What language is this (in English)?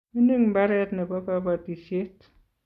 Kalenjin